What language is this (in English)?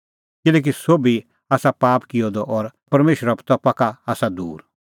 Kullu Pahari